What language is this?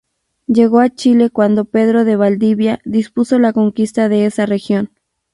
Spanish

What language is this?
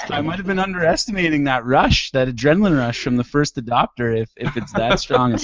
English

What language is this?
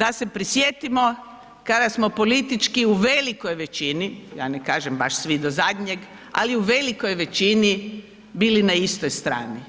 Croatian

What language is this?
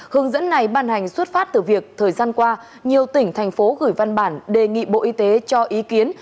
Vietnamese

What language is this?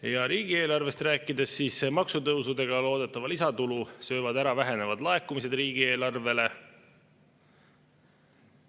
Estonian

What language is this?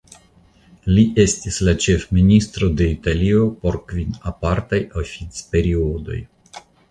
Esperanto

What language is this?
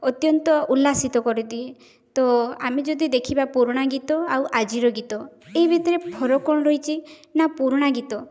Odia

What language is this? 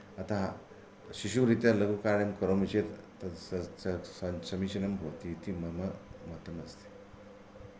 Sanskrit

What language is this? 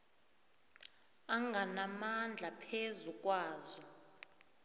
South Ndebele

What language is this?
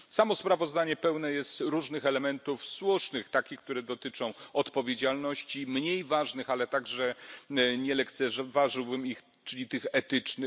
Polish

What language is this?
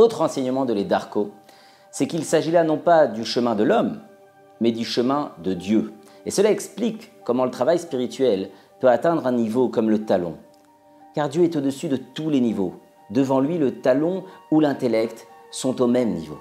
French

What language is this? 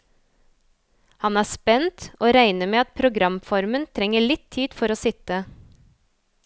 Norwegian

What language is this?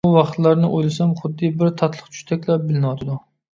Uyghur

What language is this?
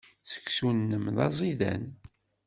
Kabyle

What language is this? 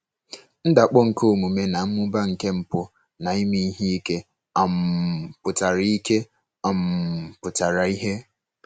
Igbo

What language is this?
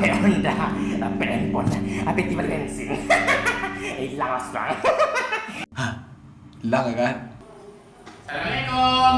Indonesian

